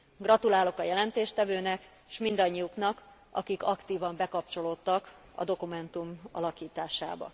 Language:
Hungarian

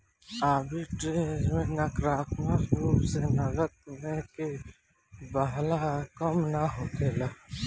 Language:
Bhojpuri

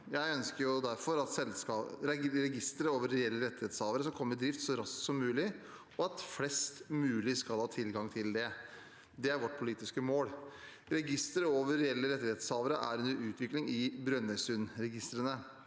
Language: Norwegian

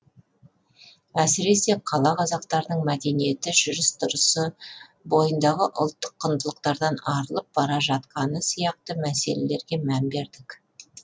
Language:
Kazakh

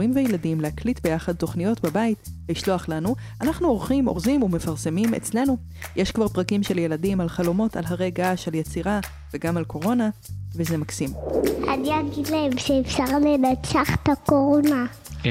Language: Hebrew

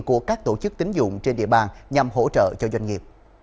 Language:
Vietnamese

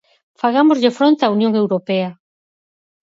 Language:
Galician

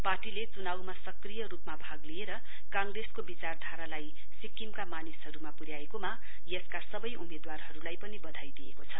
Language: Nepali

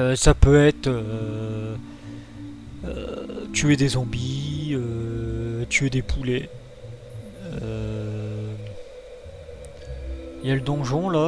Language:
French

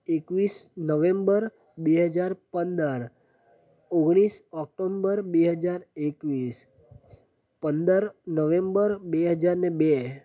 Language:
Gujarati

